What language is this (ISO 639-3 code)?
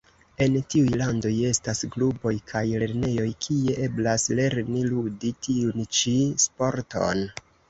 epo